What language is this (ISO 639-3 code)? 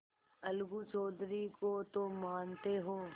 hin